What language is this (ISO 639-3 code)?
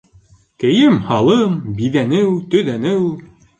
bak